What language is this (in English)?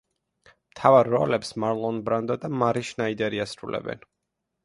Georgian